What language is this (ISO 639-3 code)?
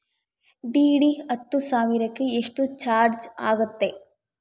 kan